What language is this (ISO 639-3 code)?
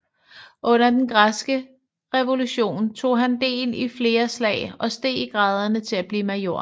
dan